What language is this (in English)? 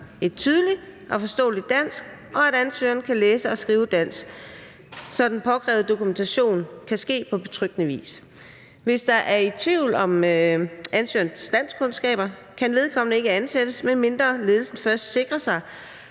Danish